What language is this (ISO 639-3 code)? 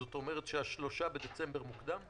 heb